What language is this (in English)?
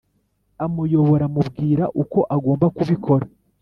Kinyarwanda